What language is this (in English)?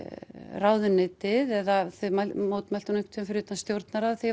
Icelandic